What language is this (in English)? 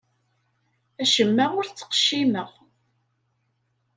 Kabyle